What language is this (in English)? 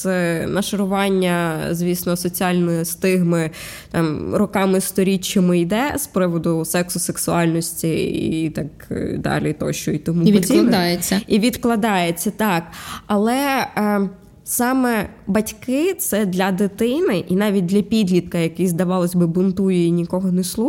Ukrainian